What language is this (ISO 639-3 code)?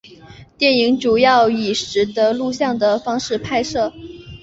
zho